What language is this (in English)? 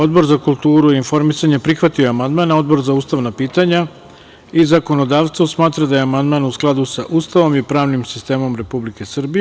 Serbian